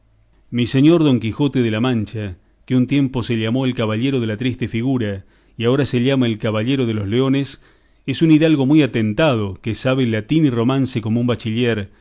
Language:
Spanish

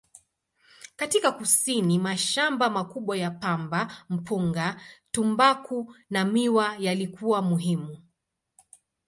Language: Swahili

